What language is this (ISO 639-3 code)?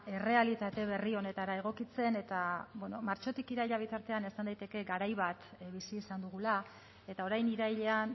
eus